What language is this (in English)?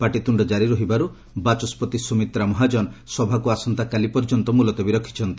Odia